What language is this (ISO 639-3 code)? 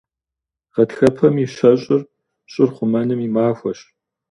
kbd